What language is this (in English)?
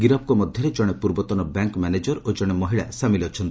Odia